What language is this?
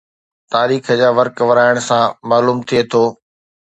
Sindhi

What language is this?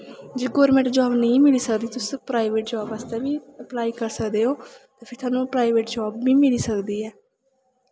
Dogri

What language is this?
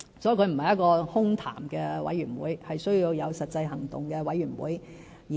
Cantonese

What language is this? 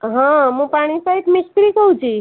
Odia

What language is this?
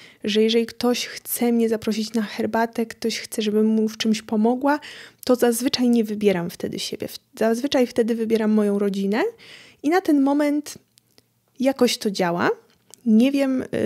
Polish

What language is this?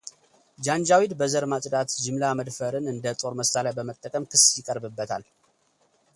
Amharic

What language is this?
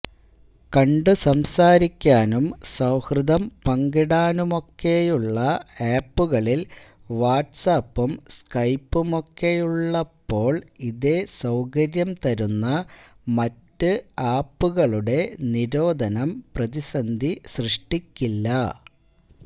Malayalam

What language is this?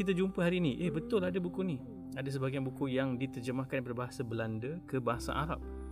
Malay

